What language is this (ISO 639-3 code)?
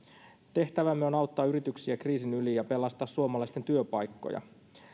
fin